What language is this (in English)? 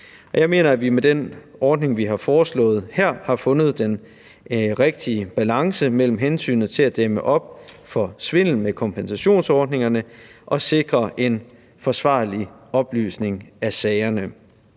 Danish